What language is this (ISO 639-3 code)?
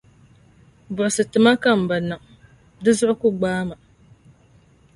dag